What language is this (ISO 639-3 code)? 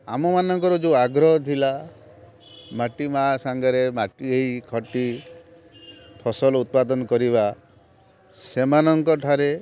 ori